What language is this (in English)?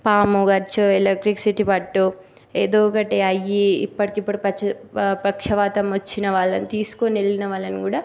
Telugu